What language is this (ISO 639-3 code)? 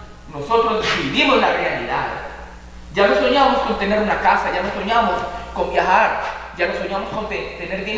spa